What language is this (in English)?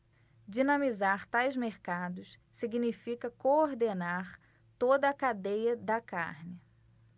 Portuguese